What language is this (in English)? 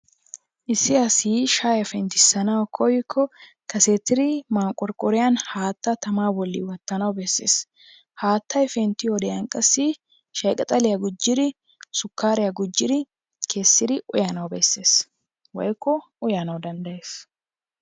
Wolaytta